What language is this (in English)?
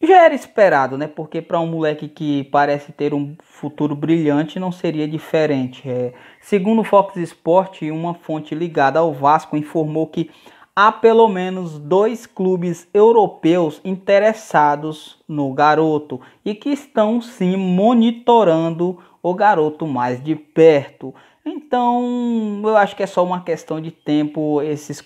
Portuguese